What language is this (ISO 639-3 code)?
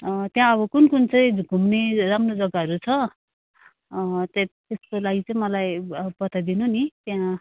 nep